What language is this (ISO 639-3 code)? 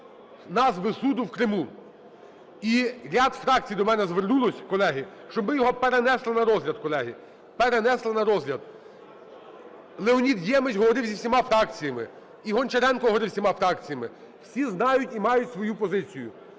ukr